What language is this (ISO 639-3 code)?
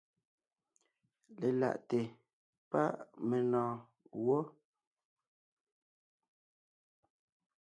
nnh